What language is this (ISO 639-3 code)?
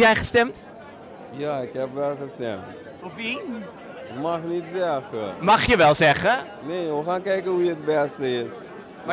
nld